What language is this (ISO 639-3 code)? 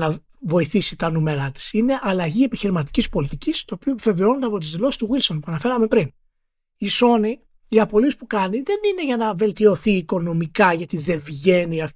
ell